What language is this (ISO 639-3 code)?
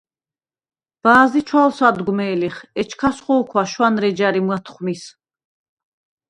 sva